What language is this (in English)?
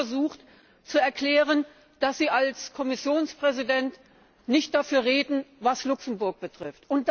German